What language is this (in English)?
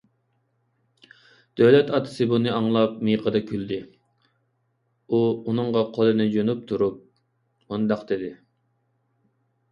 Uyghur